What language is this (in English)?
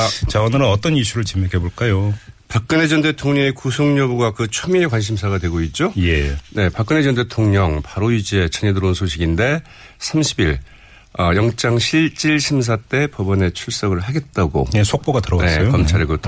Korean